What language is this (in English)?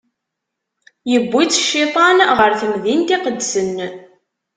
Kabyle